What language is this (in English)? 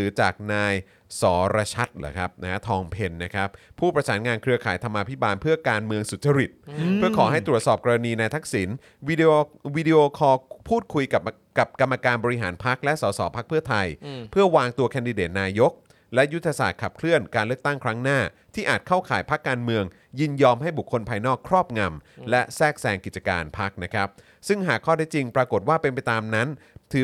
Thai